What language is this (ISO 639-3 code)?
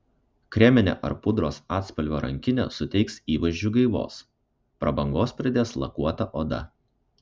lit